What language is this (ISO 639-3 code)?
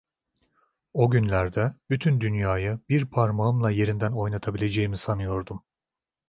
tur